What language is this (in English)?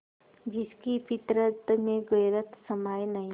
Hindi